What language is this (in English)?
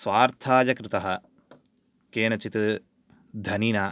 Sanskrit